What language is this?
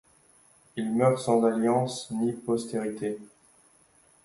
French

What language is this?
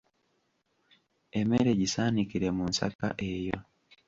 Ganda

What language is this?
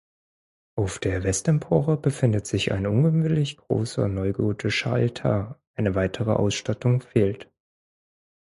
German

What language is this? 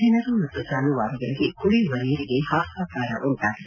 Kannada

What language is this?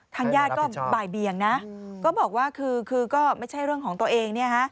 Thai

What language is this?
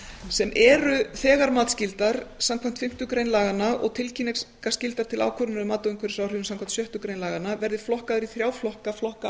Icelandic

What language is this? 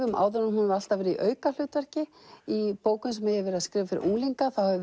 Icelandic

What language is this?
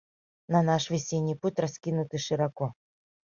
Mari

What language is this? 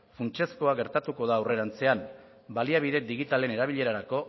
Basque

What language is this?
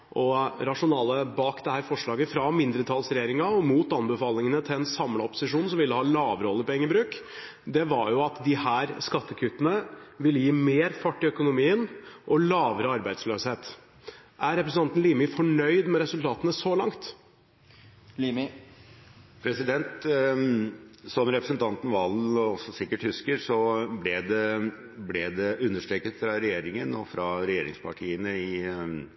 Norwegian Bokmål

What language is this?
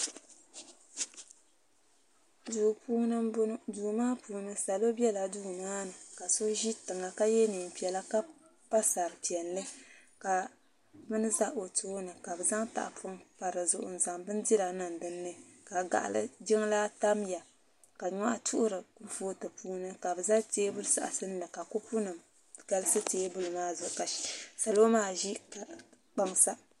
Dagbani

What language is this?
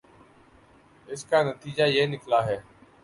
Urdu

